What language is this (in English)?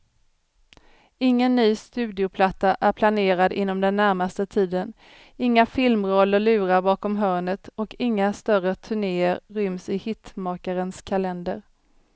Swedish